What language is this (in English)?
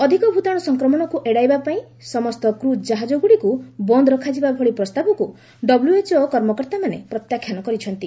Odia